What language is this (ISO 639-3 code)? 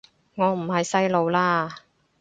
yue